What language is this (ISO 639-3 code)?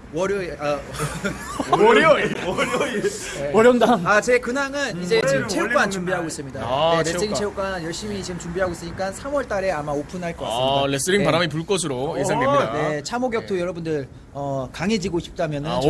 kor